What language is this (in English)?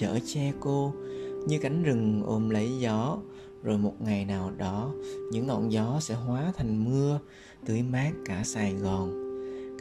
Vietnamese